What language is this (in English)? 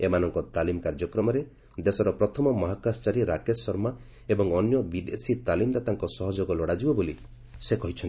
Odia